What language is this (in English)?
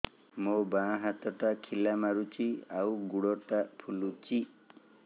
Odia